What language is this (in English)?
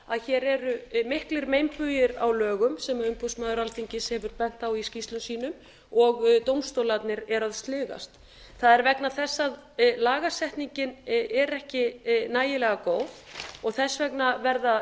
Icelandic